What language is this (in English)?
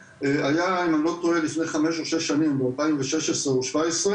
Hebrew